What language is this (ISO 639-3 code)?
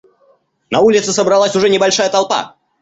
rus